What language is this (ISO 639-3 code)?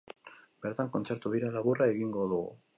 eus